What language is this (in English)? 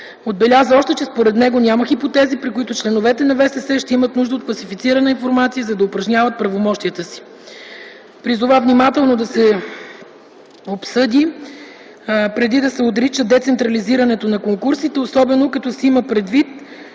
Bulgarian